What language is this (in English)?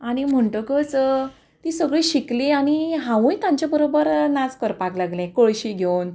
Konkani